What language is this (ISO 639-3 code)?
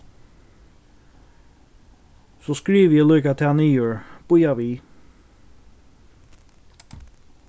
fao